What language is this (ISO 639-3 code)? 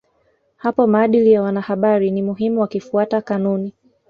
swa